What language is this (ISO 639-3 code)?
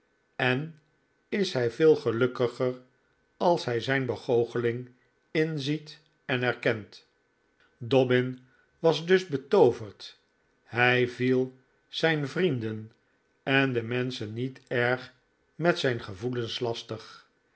nld